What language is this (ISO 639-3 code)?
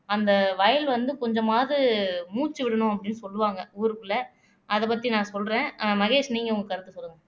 tam